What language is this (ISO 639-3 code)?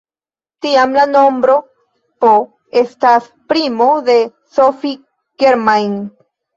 epo